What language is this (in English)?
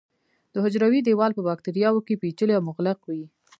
Pashto